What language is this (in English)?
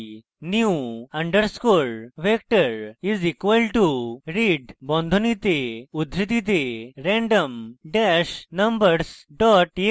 Bangla